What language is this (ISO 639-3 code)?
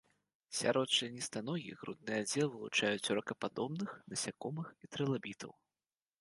bel